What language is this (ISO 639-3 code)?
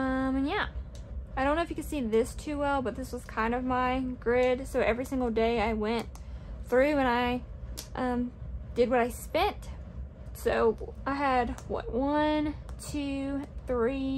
eng